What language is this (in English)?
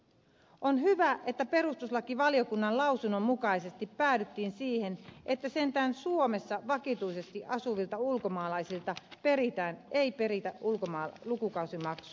Finnish